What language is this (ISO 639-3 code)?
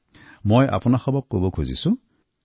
asm